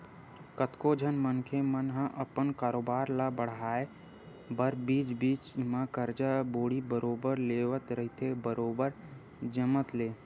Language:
Chhattisgarhi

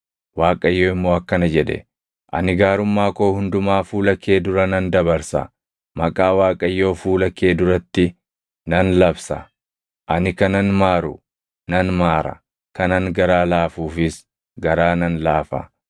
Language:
Oromo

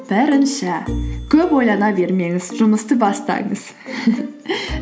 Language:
Kazakh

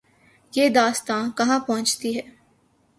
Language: Urdu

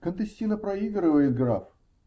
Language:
Russian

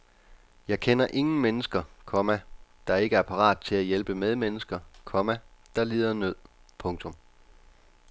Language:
Danish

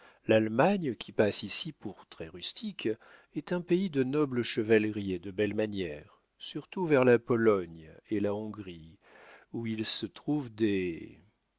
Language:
French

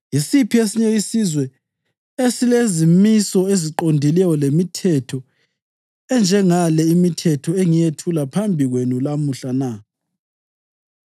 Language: North Ndebele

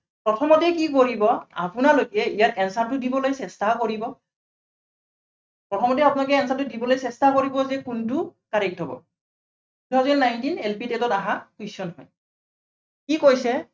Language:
Assamese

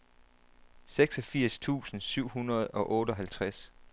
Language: Danish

